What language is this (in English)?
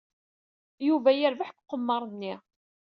Kabyle